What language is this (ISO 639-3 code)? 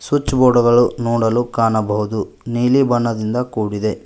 kan